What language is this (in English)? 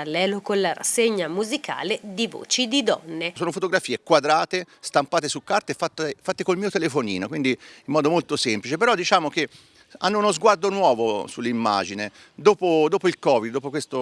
Italian